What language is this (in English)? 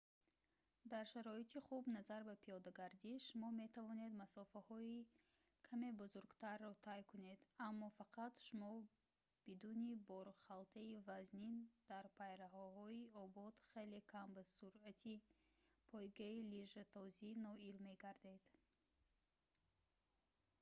Tajik